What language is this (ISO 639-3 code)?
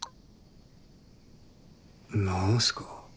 jpn